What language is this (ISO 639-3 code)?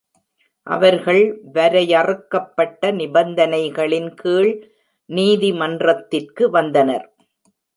tam